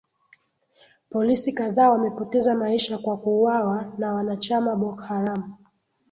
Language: Swahili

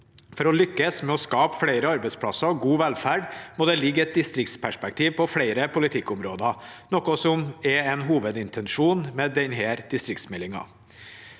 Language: Norwegian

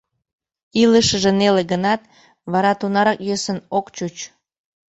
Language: Mari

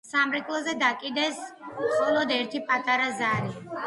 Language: Georgian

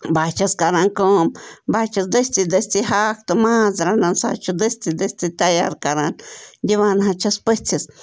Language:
Kashmiri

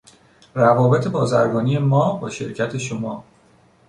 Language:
Persian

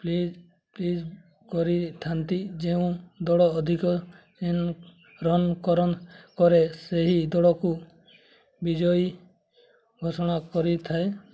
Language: Odia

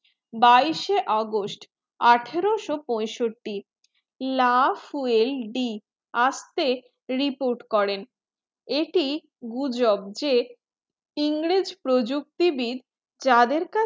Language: Bangla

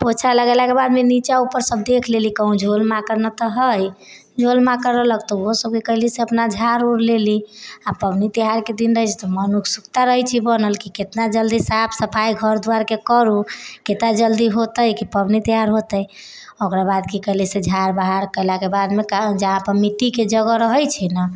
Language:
Maithili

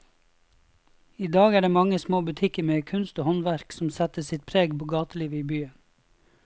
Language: Norwegian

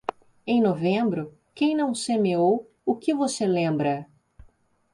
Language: Portuguese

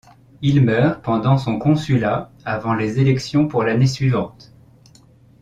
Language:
French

